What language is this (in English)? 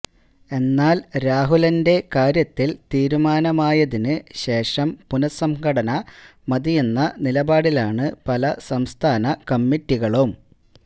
Malayalam